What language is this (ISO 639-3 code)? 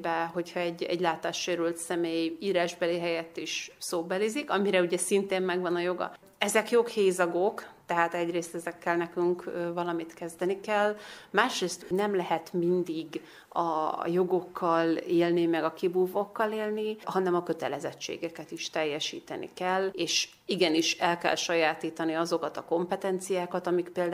hun